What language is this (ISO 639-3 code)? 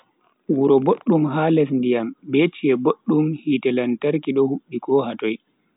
fui